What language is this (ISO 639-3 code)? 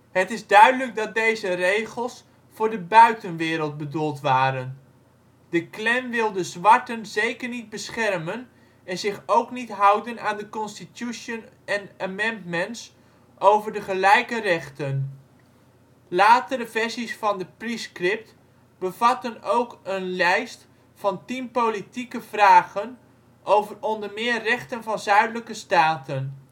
nld